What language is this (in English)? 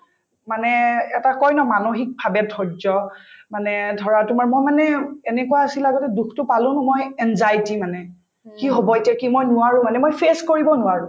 Assamese